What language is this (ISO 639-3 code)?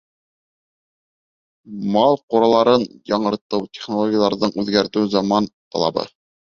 bak